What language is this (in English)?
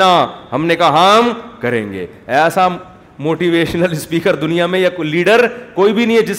Urdu